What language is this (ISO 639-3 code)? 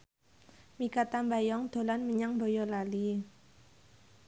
jav